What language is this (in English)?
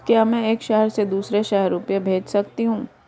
Hindi